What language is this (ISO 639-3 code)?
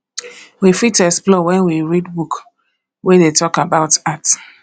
pcm